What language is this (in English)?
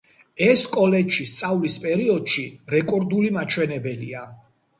Georgian